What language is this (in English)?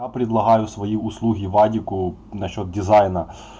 Russian